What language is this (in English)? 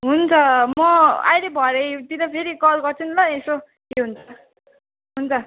Nepali